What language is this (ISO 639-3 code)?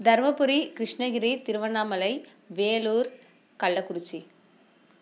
tam